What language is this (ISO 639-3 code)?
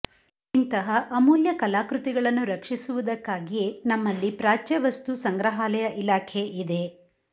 kan